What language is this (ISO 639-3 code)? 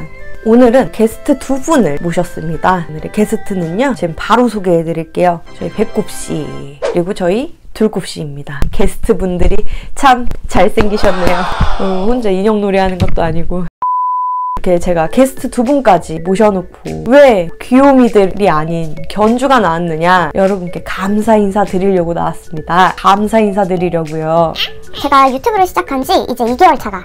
kor